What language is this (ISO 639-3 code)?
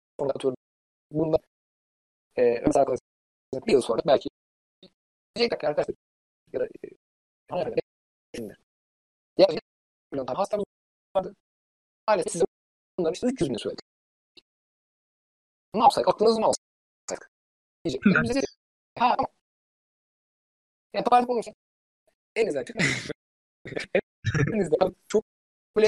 tur